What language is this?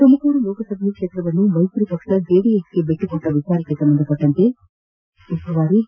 Kannada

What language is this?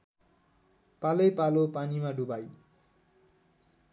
Nepali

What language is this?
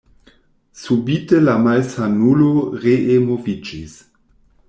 Esperanto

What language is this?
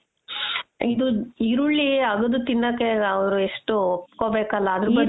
Kannada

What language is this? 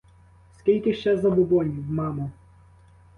Ukrainian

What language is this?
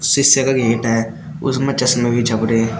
Hindi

